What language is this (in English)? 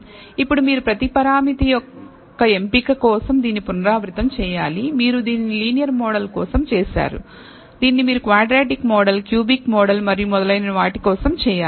Telugu